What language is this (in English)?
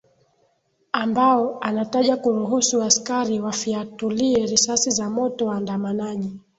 Swahili